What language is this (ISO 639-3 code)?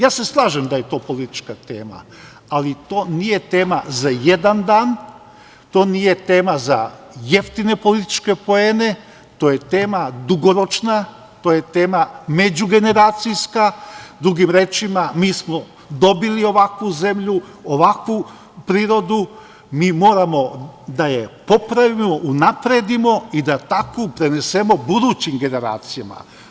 srp